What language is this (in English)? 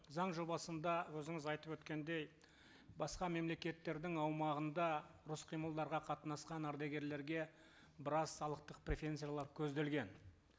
Kazakh